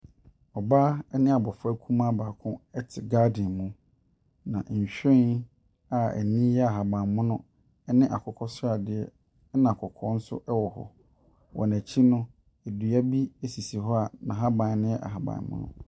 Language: Akan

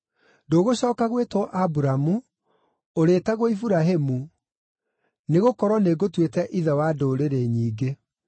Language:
Kikuyu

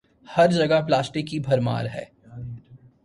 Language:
Urdu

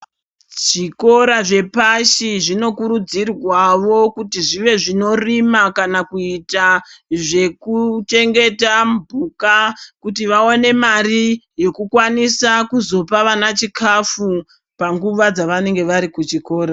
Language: Ndau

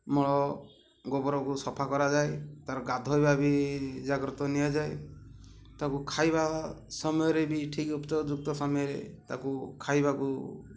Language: Odia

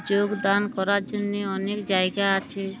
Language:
Bangla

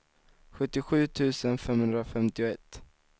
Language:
Swedish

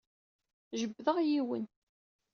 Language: Kabyle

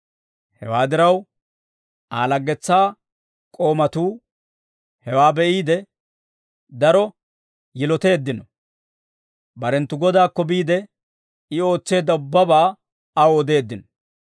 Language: Dawro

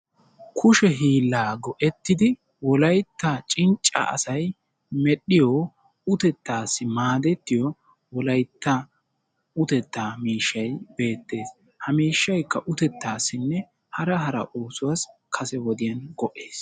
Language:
Wolaytta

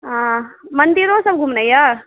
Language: Maithili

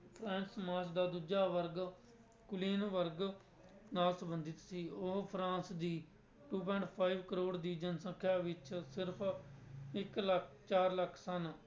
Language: Punjabi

